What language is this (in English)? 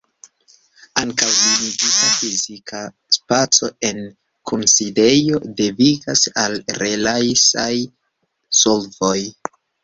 Esperanto